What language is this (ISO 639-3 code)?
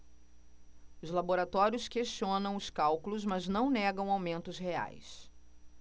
por